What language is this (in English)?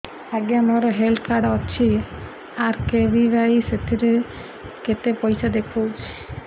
Odia